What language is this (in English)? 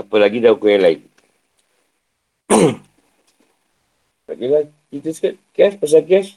Malay